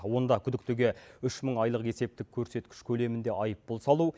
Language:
Kazakh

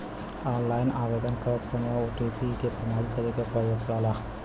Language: Bhojpuri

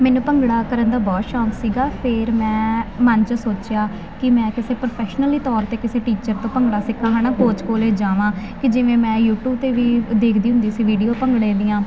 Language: Punjabi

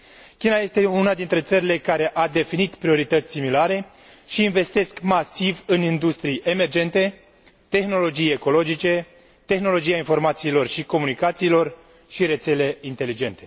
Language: Romanian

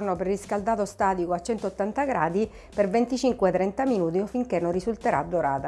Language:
Italian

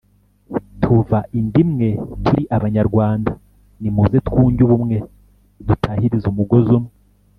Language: Kinyarwanda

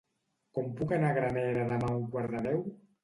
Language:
Catalan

